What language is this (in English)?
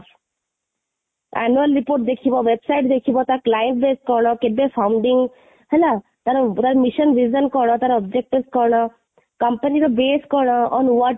Odia